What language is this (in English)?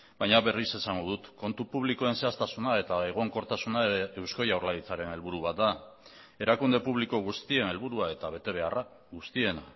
Basque